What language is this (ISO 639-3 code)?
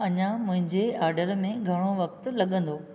snd